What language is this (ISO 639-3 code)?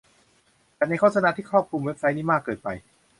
tha